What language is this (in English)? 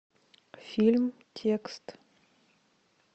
Russian